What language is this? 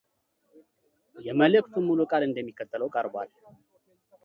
Amharic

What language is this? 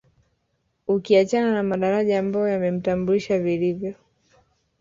Swahili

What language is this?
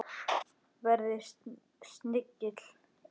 Icelandic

